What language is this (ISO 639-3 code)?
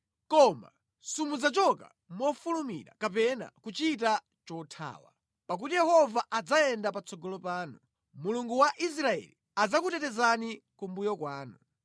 nya